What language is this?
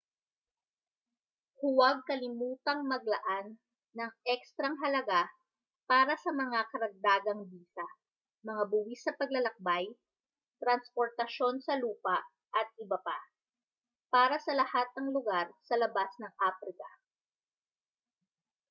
Filipino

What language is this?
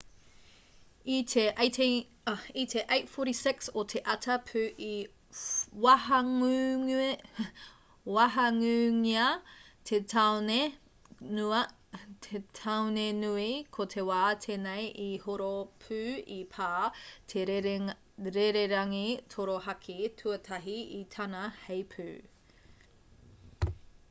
Māori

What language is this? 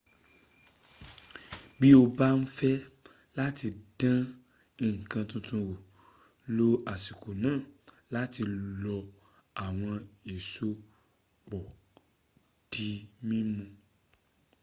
Yoruba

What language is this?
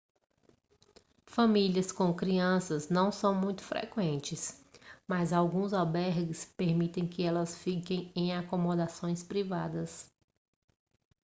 Portuguese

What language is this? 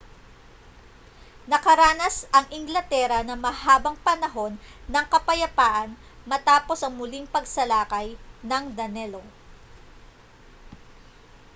Filipino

